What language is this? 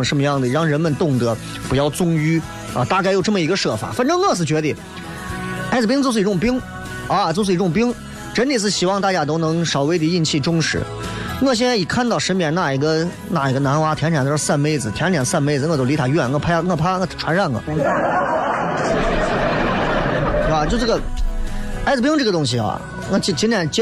Chinese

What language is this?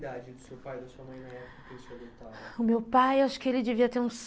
Portuguese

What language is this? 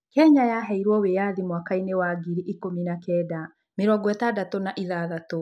Kikuyu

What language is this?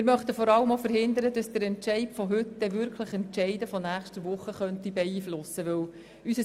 Swiss German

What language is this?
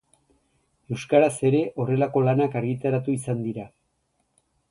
Basque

